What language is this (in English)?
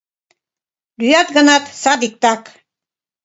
Mari